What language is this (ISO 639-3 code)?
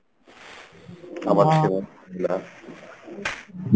ben